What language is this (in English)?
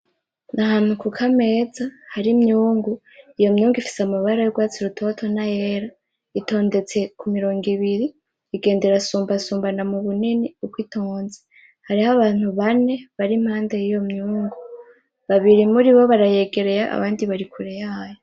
Rundi